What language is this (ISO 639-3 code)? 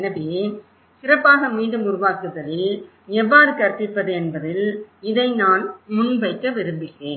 tam